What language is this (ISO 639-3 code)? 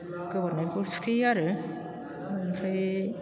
brx